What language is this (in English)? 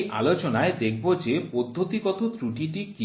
Bangla